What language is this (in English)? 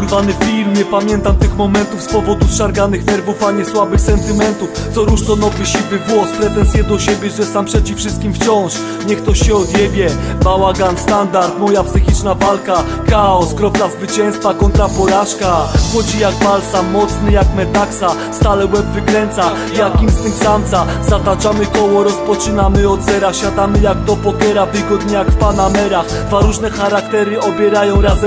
Polish